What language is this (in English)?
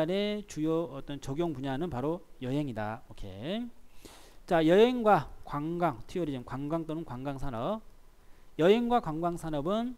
Korean